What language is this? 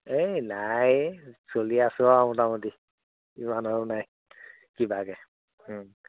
Assamese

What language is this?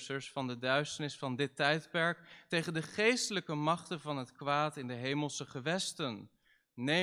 Dutch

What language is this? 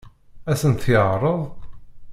Kabyle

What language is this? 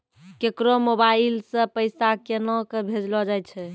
Maithili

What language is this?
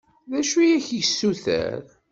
Kabyle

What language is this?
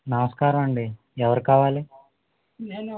Telugu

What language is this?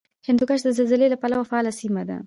Pashto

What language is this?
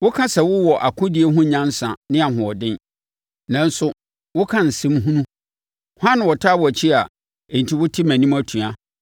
Akan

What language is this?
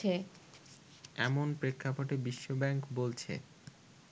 Bangla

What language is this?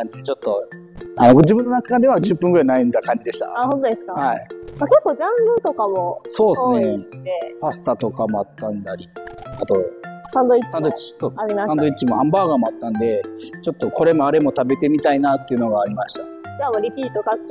Japanese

